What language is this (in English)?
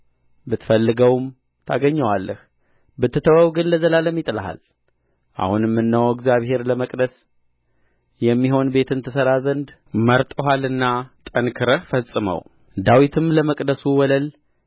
Amharic